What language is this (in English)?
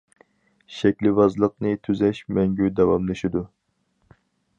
Uyghur